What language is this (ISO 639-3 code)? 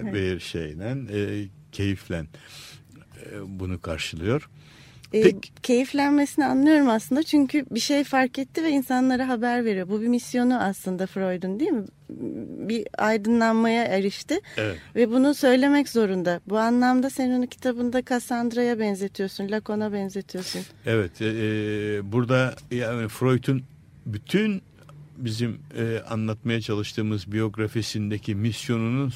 tur